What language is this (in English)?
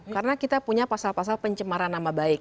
Indonesian